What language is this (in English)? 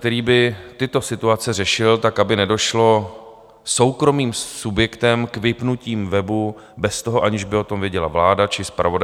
Czech